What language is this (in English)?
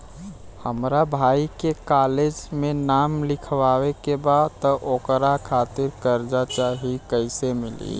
Bhojpuri